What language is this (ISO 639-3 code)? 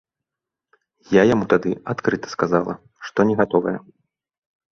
bel